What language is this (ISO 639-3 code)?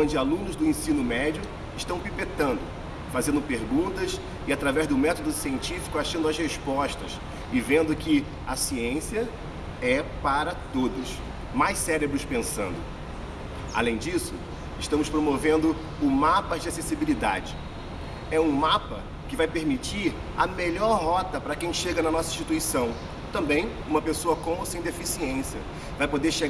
por